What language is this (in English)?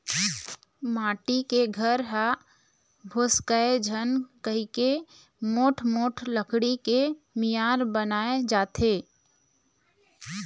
Chhattisgarhi